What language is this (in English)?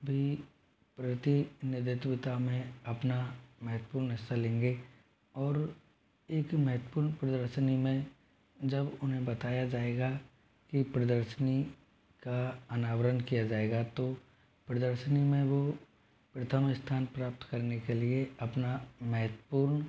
Hindi